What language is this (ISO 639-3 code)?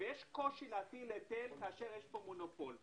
heb